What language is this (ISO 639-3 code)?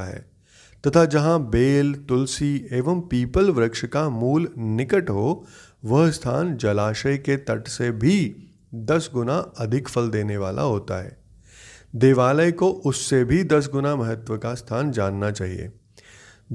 hin